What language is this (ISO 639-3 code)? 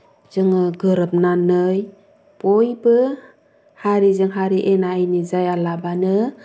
brx